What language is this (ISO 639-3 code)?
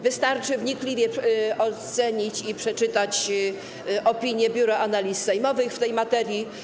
pol